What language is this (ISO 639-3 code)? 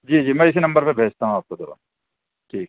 urd